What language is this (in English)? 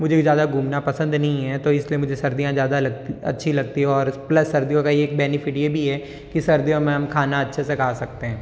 Hindi